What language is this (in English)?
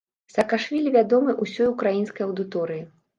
Belarusian